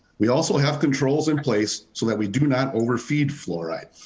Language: English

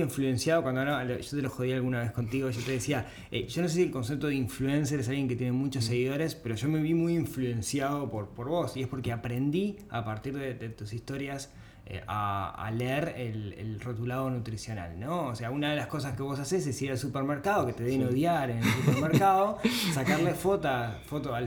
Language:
Spanish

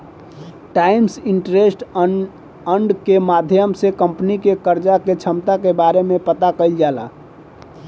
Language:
Bhojpuri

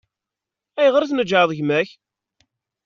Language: Kabyle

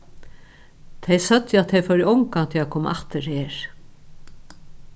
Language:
Faroese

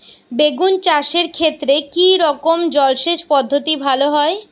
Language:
Bangla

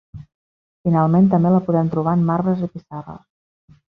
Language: Catalan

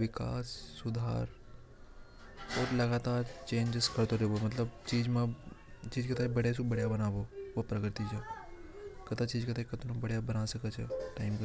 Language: Hadothi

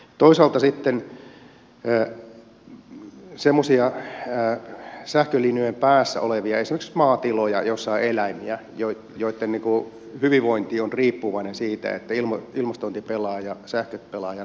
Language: Finnish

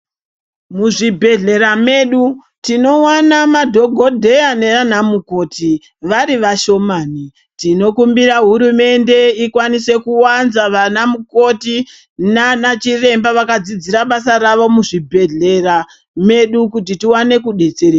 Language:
Ndau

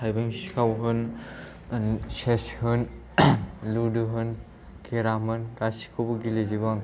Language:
Bodo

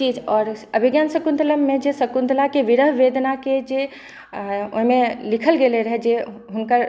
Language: Maithili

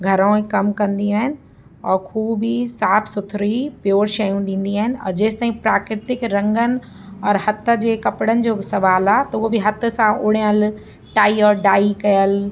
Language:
Sindhi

